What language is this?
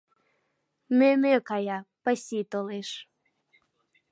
Mari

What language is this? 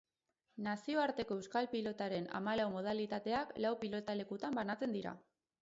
Basque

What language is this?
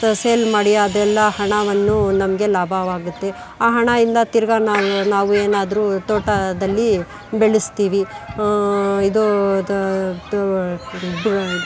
Kannada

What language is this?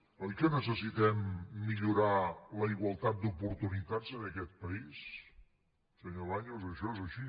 Catalan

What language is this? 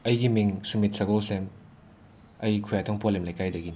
Manipuri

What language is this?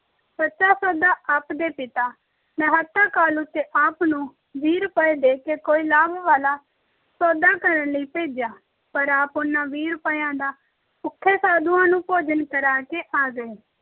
Punjabi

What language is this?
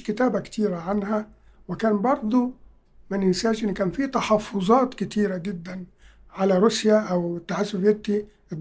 Arabic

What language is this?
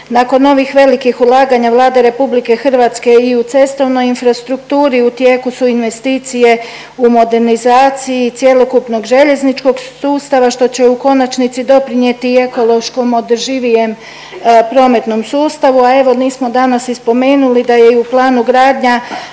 Croatian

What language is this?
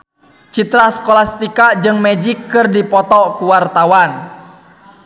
Sundanese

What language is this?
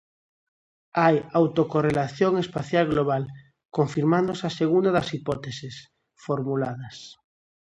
Galician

